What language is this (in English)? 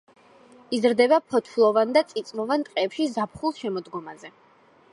Georgian